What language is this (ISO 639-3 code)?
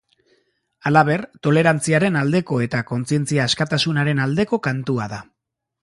eus